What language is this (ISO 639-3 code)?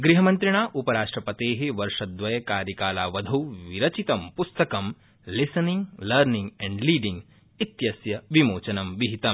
san